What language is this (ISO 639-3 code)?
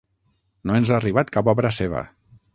cat